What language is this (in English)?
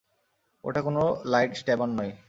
Bangla